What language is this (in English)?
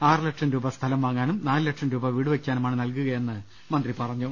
Malayalam